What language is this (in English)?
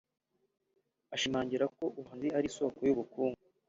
Kinyarwanda